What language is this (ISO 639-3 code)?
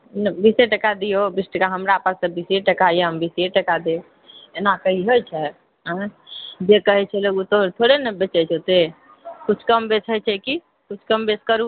mai